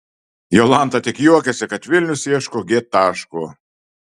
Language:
Lithuanian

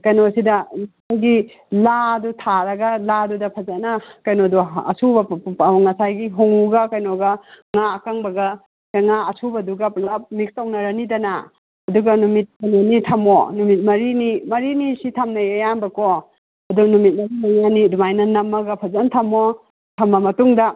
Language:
Manipuri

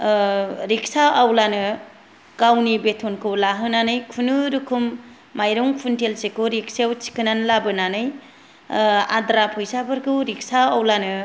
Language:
Bodo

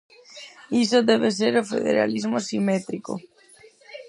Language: Galician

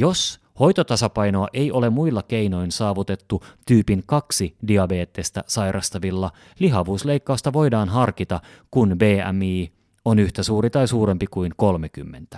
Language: Finnish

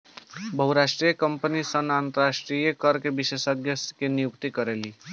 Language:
Bhojpuri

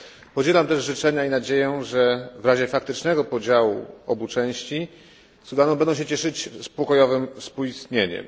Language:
Polish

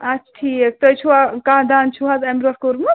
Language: Kashmiri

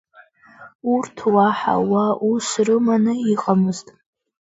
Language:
Abkhazian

